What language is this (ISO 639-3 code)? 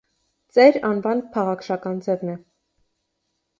hye